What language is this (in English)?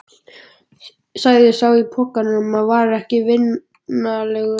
Icelandic